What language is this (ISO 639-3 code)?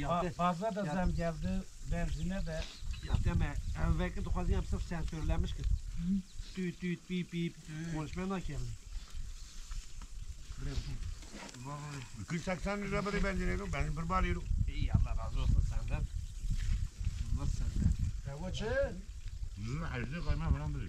tur